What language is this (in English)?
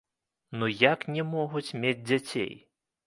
Belarusian